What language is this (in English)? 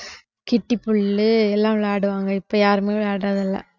Tamil